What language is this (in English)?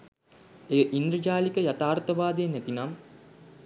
Sinhala